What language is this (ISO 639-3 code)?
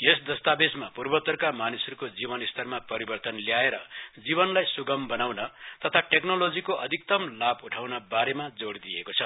nep